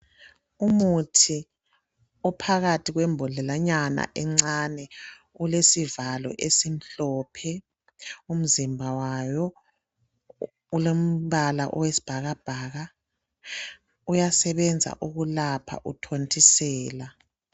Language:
North Ndebele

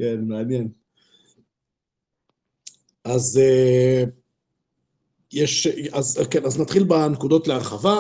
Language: Hebrew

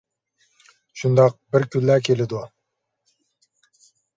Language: Uyghur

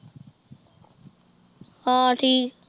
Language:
Punjabi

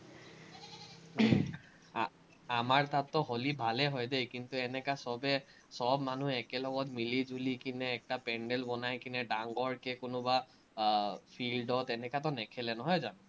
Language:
Assamese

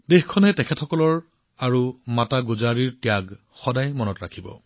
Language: Assamese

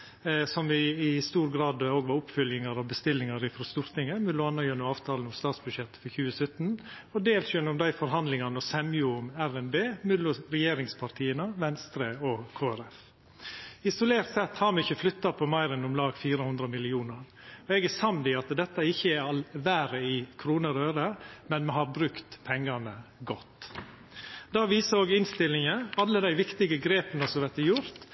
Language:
Norwegian Nynorsk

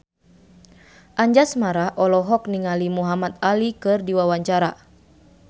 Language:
Sundanese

